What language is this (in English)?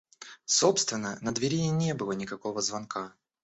Russian